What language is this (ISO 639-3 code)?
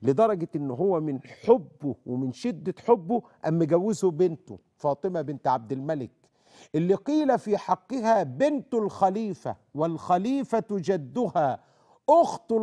ara